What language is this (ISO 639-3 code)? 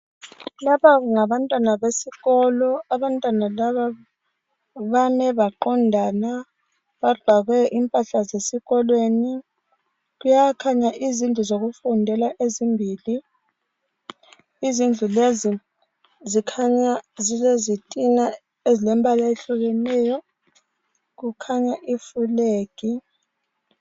nde